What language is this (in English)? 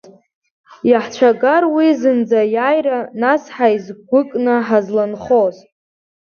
Abkhazian